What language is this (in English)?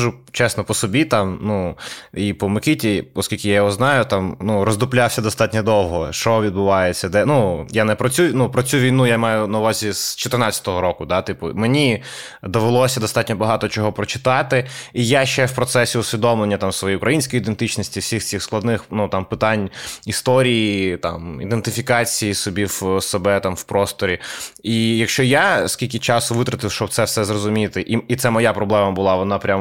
Ukrainian